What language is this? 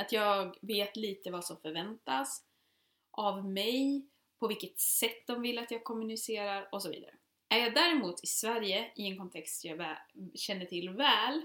Swedish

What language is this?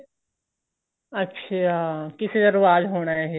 Punjabi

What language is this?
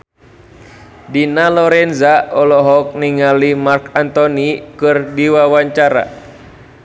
Sundanese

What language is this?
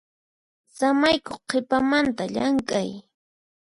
Puno Quechua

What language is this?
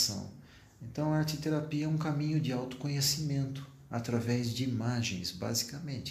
Portuguese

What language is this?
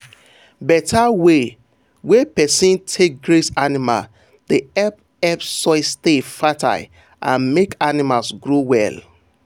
Nigerian Pidgin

